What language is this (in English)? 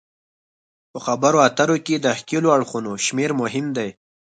Pashto